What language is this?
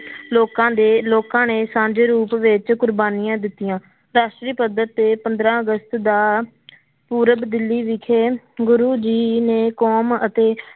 Punjabi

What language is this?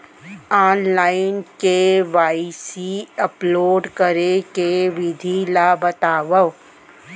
Chhattisgarhi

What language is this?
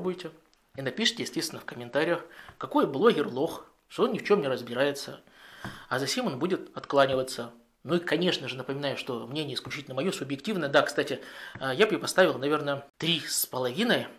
Russian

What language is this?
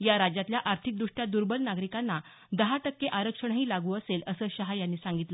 Marathi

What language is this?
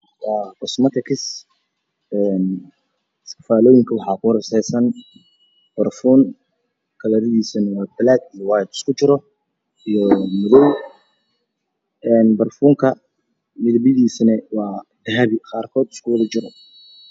Somali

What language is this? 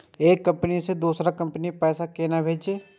Maithili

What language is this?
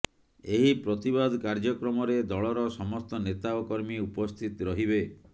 Odia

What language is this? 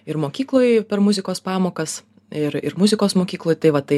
Lithuanian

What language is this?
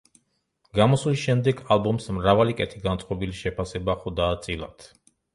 Georgian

